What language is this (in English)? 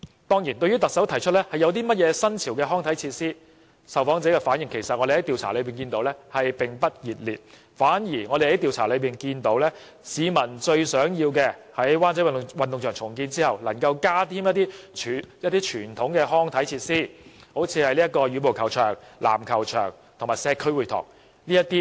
Cantonese